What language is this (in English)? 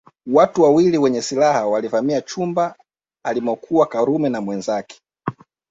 Swahili